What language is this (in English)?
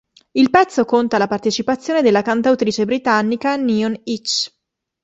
Italian